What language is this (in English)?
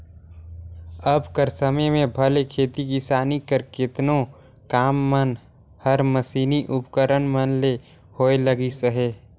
Chhattisgarhi